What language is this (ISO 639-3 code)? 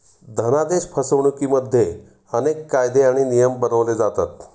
mar